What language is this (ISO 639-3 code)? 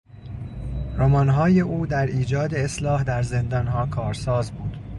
fas